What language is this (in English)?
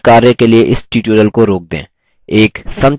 Hindi